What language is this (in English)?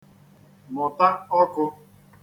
Igbo